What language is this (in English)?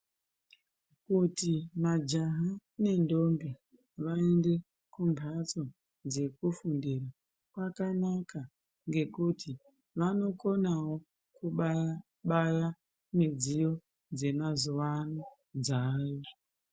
Ndau